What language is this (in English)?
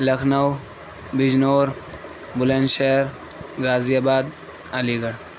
Urdu